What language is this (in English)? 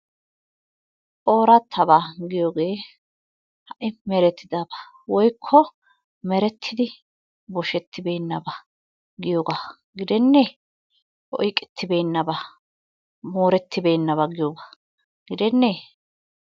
Wolaytta